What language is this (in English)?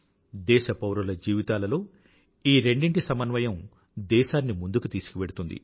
Telugu